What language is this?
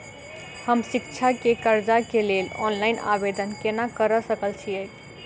Maithili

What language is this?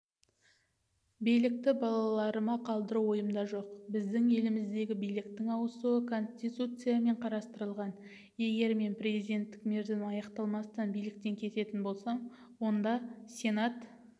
Kazakh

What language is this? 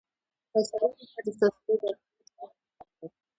Pashto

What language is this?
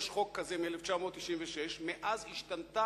Hebrew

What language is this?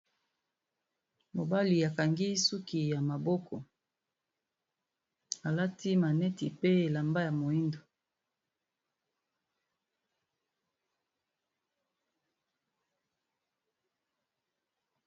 Lingala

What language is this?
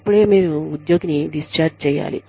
Telugu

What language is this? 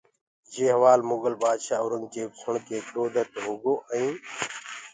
Gurgula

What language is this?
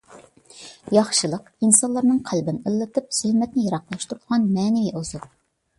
Uyghur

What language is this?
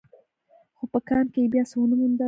Pashto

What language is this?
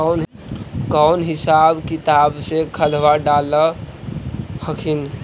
Magahi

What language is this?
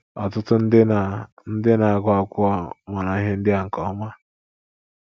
Igbo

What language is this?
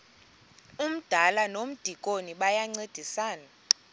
Xhosa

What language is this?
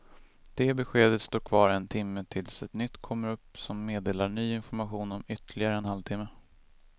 Swedish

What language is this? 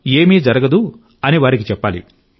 Telugu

